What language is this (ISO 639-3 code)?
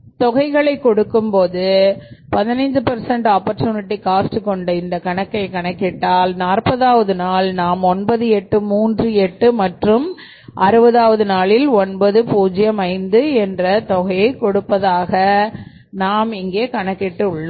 tam